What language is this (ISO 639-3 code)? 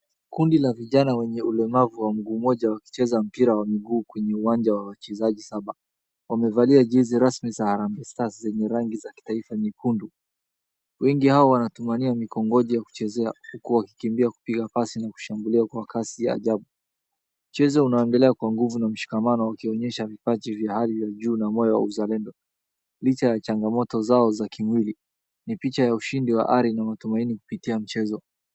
swa